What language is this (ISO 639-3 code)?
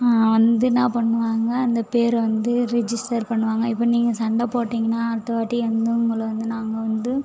tam